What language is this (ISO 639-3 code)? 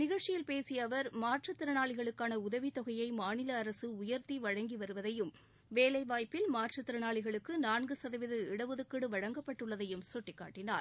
tam